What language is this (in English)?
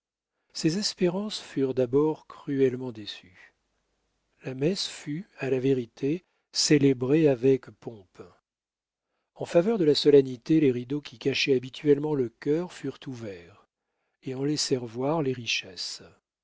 French